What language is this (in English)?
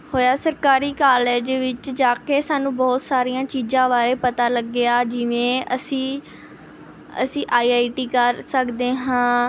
Punjabi